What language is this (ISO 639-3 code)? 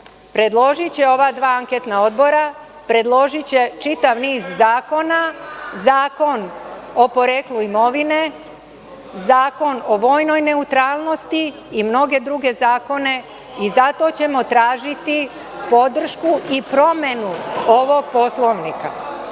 srp